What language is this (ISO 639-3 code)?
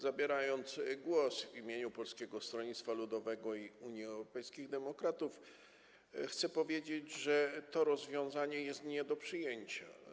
pol